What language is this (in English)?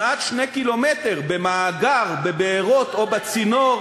Hebrew